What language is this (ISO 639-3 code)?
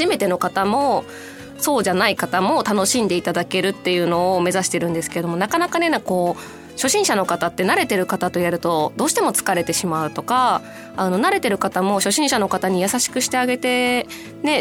jpn